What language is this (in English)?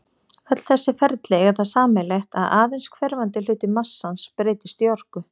Icelandic